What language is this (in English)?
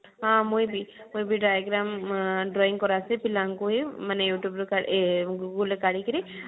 Odia